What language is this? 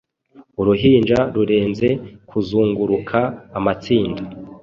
Kinyarwanda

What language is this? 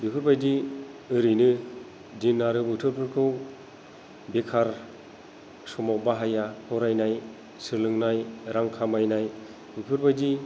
Bodo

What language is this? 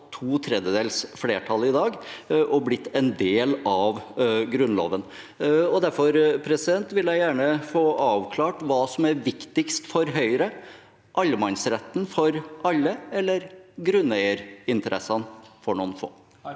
Norwegian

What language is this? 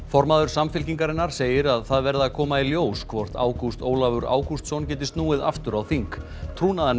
Icelandic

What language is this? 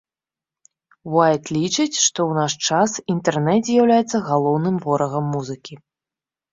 Belarusian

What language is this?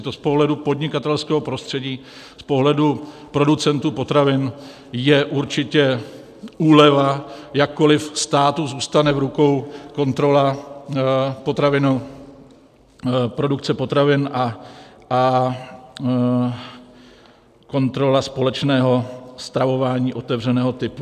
Czech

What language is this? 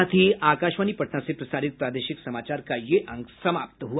Hindi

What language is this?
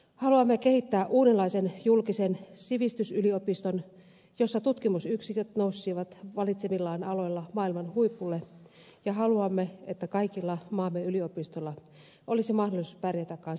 Finnish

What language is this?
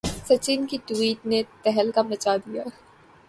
Urdu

